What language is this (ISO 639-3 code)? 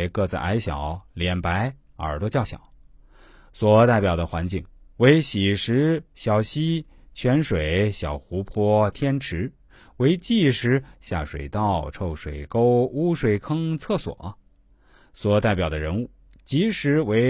zho